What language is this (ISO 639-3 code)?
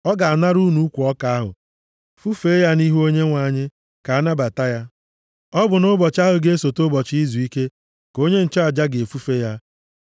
ibo